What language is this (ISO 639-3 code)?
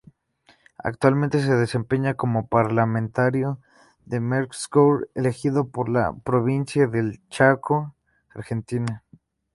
spa